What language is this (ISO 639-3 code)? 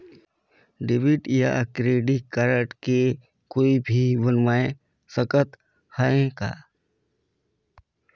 hne